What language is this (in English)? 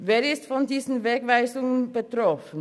Swiss German